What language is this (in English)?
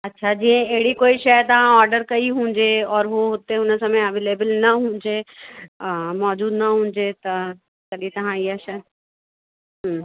Sindhi